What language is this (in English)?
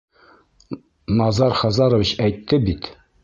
Bashkir